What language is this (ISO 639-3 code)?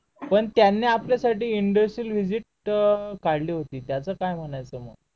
mar